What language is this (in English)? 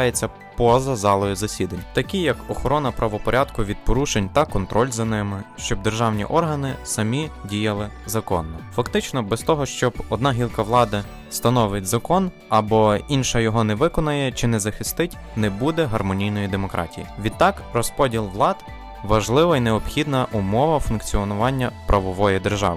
Ukrainian